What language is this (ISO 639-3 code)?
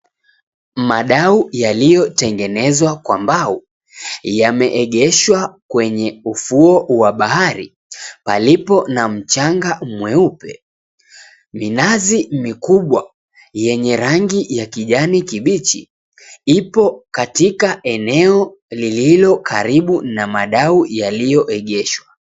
swa